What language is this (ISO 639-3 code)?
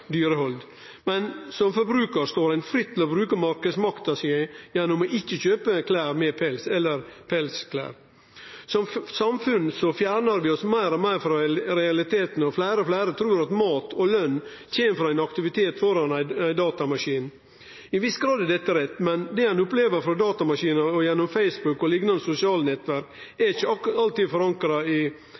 nno